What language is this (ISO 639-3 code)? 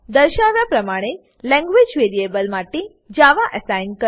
guj